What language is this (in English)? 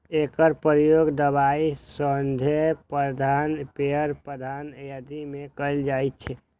Maithili